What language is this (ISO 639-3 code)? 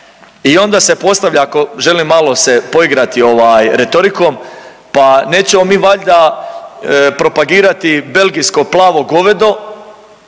hrv